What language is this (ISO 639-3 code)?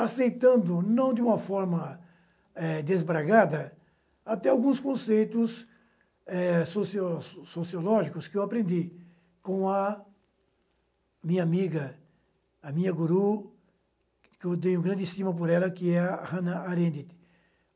por